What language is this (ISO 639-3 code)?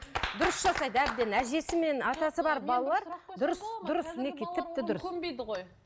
kaz